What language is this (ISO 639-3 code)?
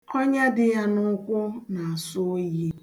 ibo